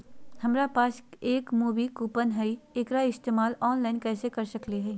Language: Magahi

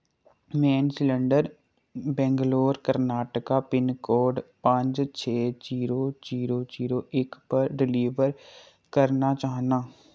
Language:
Dogri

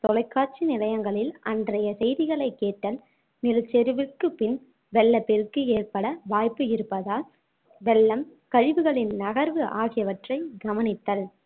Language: Tamil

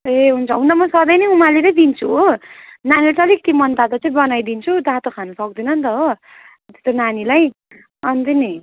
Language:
Nepali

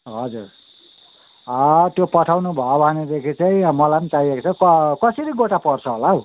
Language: Nepali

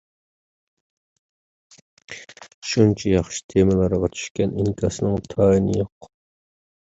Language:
Uyghur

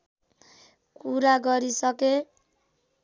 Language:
Nepali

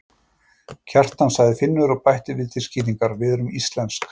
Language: Icelandic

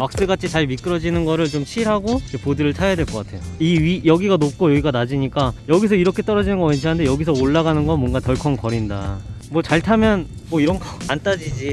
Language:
Korean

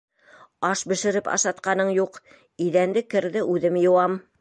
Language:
Bashkir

